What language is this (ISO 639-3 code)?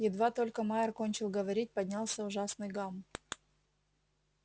rus